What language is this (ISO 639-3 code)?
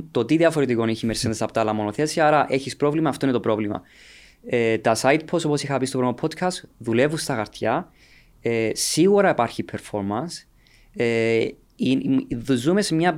ell